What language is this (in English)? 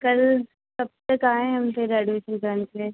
Hindi